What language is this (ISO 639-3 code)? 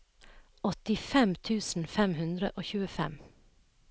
nor